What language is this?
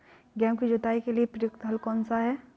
Hindi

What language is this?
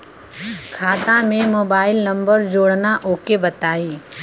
Bhojpuri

